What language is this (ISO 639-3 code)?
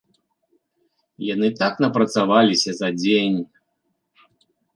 bel